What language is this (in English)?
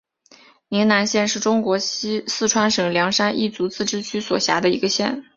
Chinese